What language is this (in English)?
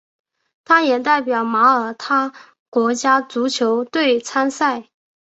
Chinese